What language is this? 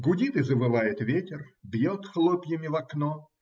Russian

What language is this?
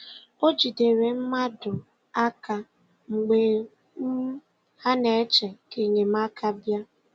Igbo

